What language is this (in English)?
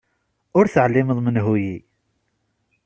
Kabyle